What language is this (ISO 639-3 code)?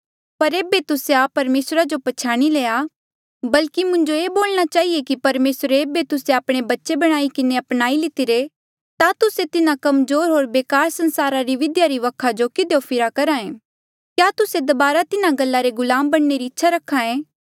mjl